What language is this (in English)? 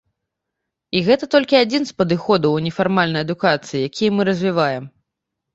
Belarusian